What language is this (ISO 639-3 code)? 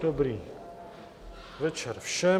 ces